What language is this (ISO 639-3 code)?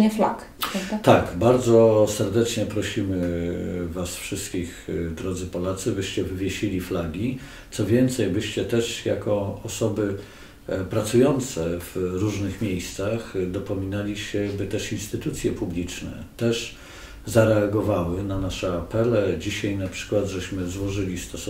pol